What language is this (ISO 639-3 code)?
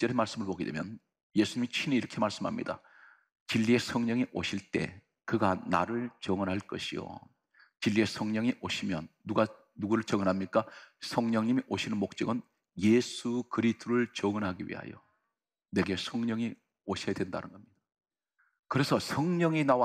kor